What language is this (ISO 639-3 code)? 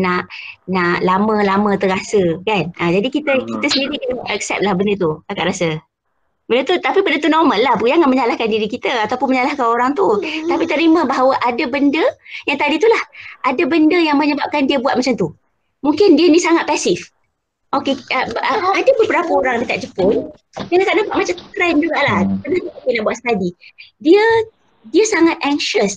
msa